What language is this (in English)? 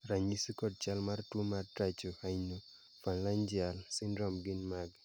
Luo (Kenya and Tanzania)